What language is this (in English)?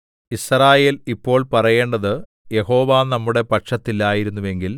Malayalam